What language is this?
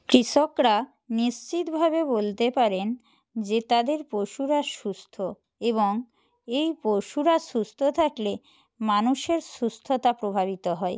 Bangla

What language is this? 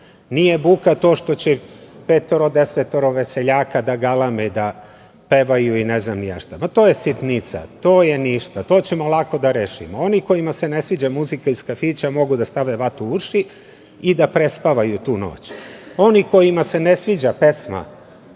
Serbian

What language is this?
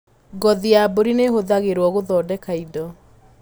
Kikuyu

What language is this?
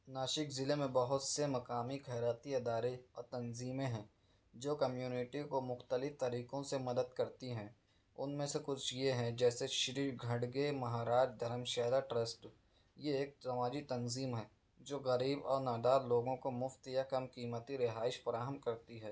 Urdu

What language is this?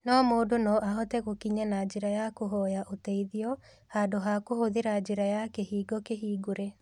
Kikuyu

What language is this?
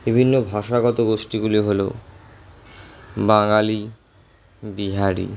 Bangla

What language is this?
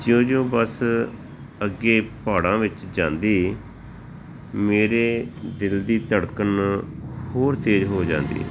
Punjabi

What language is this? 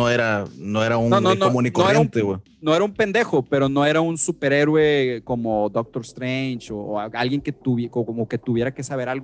Spanish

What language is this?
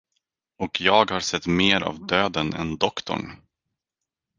Swedish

